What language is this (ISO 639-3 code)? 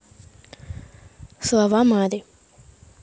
rus